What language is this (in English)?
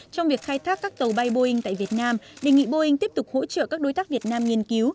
Vietnamese